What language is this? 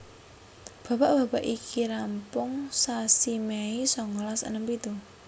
Javanese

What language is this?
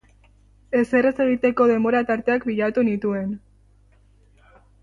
Basque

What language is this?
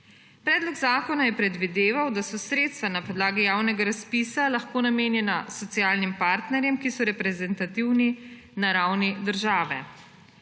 Slovenian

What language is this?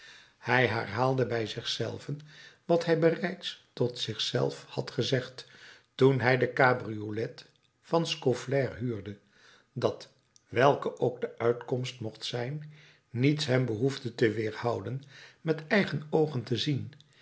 Dutch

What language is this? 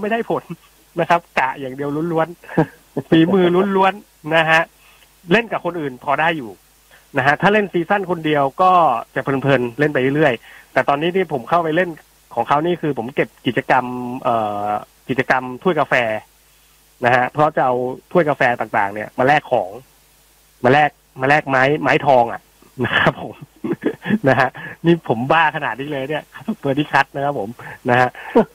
Thai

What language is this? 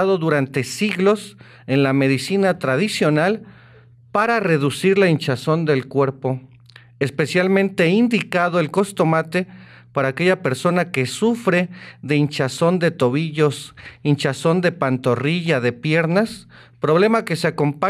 Spanish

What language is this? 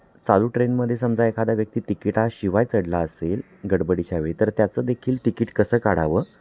Marathi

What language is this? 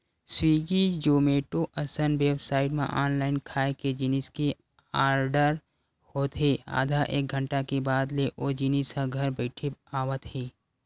Chhattisgarhi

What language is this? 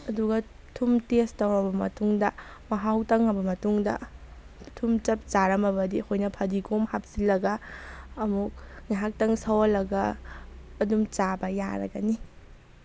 Manipuri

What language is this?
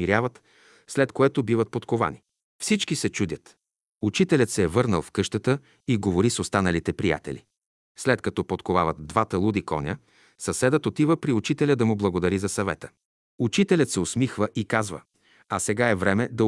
Bulgarian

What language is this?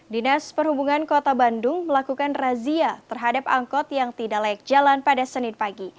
Indonesian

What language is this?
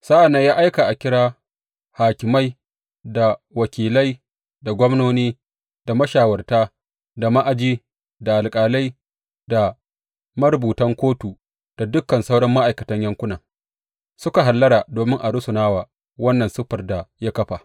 Hausa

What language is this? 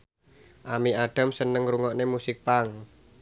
Javanese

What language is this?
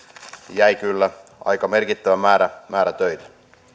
Finnish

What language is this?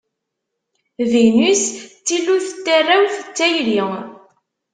Kabyle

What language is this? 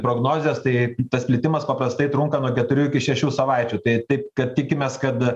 Lithuanian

